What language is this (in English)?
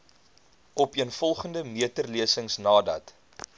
Afrikaans